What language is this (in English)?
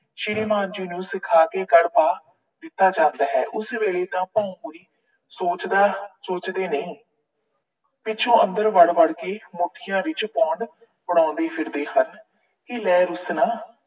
Punjabi